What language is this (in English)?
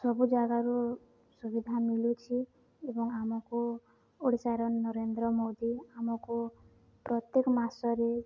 Odia